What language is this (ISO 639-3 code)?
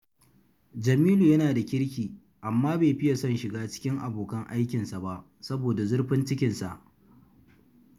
hau